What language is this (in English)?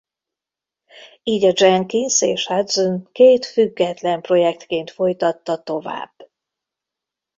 Hungarian